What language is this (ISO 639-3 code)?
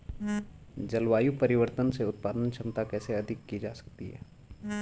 hin